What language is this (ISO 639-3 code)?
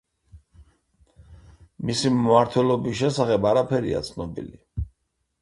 kat